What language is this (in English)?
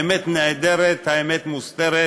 Hebrew